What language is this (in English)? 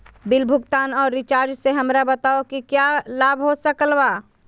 Magahi